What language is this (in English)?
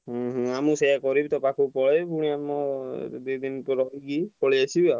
Odia